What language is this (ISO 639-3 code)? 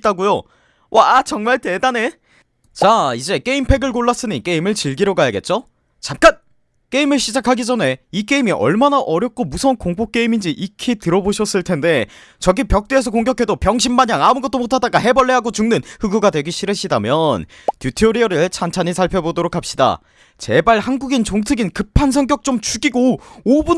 kor